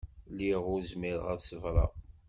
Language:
Kabyle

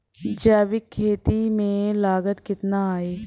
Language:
Bhojpuri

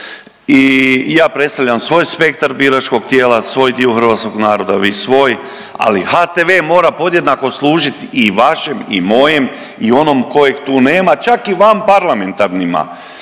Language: Croatian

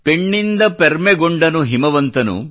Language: Kannada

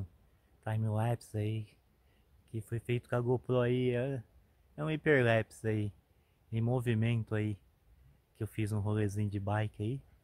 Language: Portuguese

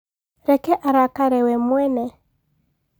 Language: Kikuyu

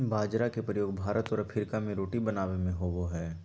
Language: Magahi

